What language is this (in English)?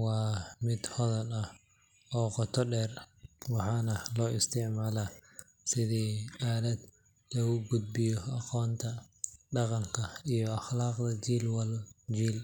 Somali